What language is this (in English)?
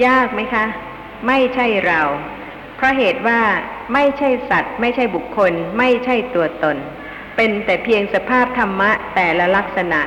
Thai